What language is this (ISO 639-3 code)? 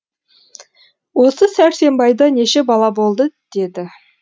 kaz